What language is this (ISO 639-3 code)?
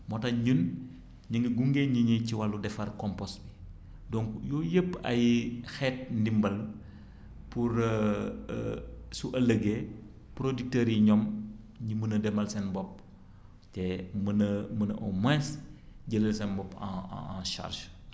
wol